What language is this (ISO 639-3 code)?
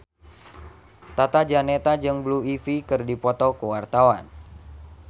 sun